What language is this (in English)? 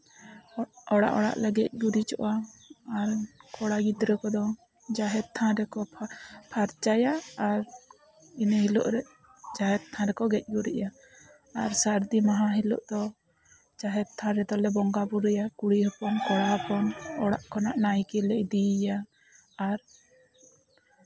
Santali